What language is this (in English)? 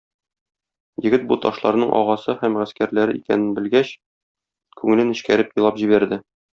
Tatar